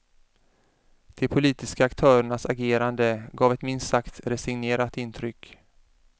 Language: Swedish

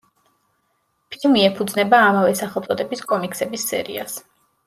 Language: Georgian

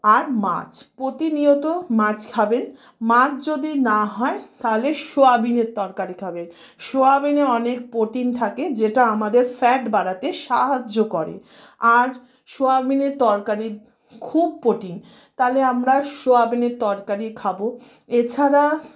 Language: Bangla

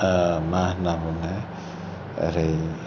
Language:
Bodo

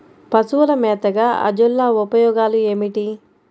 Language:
Telugu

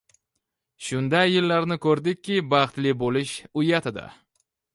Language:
Uzbek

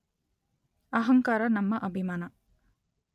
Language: Kannada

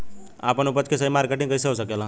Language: Bhojpuri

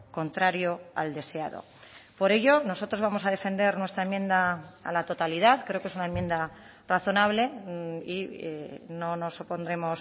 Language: Spanish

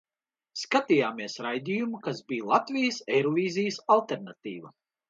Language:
Latvian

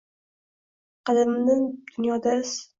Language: Uzbek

